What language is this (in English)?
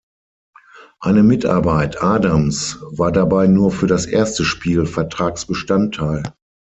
German